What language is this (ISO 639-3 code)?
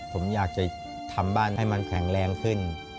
tha